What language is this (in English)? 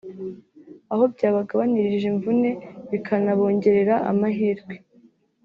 Kinyarwanda